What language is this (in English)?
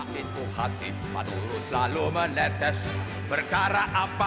Indonesian